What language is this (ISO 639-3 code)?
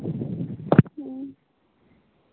sat